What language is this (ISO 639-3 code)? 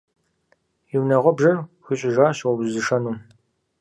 kbd